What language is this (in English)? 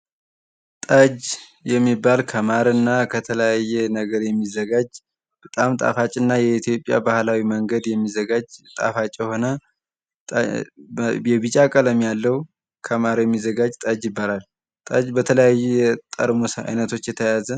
Amharic